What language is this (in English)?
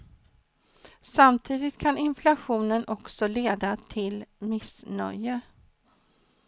Swedish